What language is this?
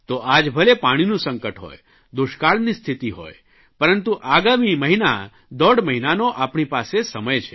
Gujarati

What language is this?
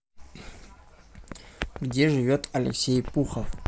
Russian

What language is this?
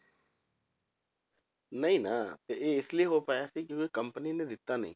Punjabi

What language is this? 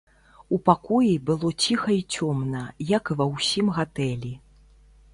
Belarusian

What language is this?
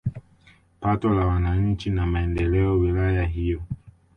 Swahili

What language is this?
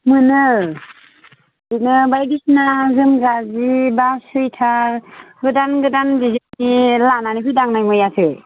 Bodo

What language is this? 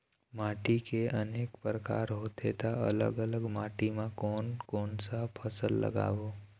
Chhattisgarhi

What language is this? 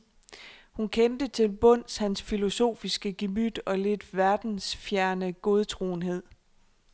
Danish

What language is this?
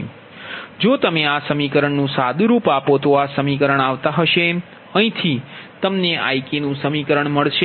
Gujarati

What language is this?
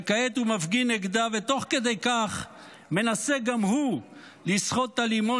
Hebrew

